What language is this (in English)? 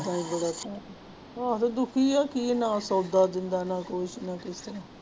Punjabi